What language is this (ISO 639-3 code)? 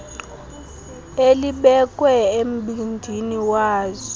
xho